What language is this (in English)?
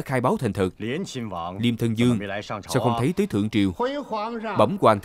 Vietnamese